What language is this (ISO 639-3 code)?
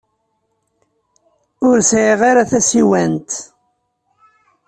kab